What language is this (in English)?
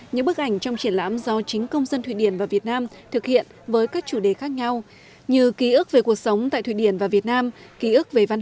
Vietnamese